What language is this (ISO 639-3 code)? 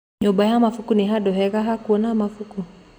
kik